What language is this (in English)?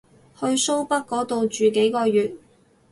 Cantonese